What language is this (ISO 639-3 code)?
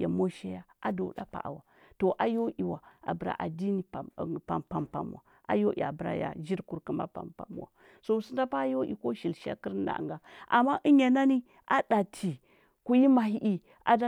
hbb